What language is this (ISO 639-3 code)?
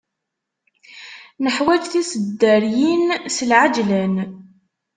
kab